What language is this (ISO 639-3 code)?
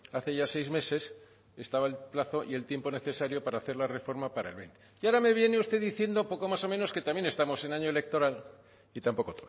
spa